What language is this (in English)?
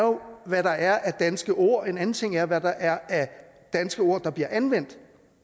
Danish